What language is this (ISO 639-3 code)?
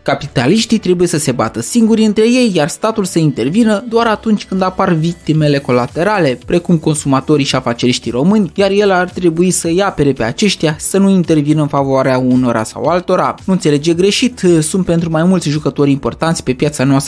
ron